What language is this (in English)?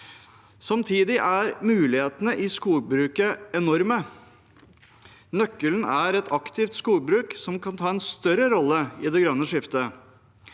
Norwegian